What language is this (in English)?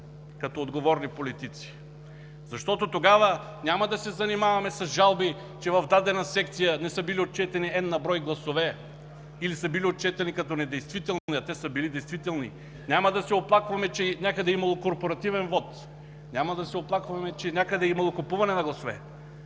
Bulgarian